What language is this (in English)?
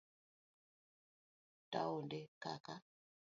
Luo (Kenya and Tanzania)